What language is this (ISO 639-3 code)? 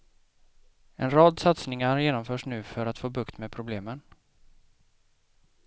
swe